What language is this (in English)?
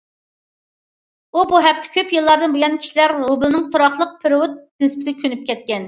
Uyghur